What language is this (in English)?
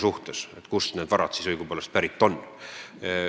Estonian